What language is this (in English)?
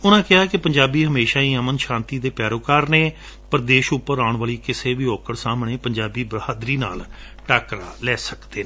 Punjabi